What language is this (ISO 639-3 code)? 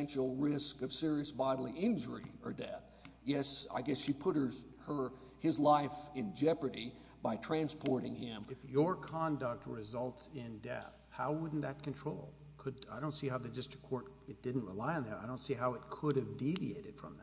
eng